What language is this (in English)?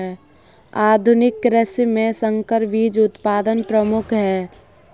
Hindi